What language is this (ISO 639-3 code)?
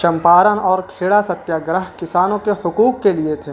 urd